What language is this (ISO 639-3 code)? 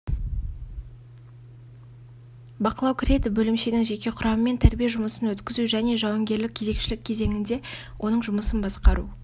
kaz